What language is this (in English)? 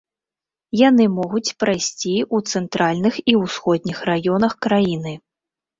Belarusian